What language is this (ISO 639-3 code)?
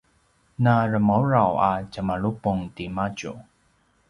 pwn